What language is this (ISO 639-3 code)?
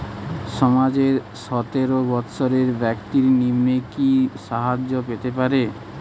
ben